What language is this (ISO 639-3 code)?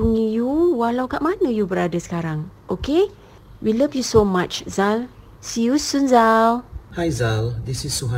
msa